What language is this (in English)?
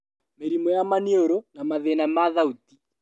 Kikuyu